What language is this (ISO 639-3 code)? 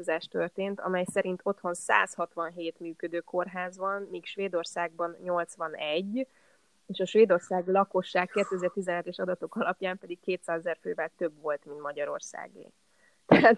hun